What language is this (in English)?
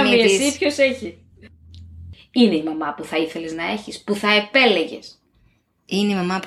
Greek